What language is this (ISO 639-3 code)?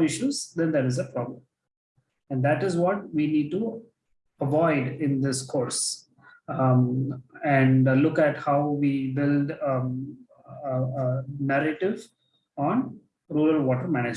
eng